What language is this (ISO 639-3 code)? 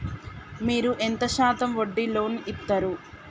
tel